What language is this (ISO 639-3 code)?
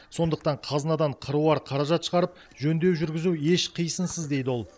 kaz